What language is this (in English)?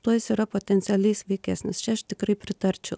Lithuanian